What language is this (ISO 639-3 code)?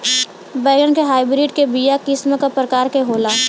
bho